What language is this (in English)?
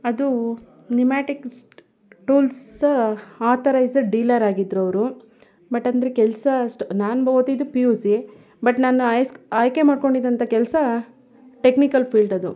Kannada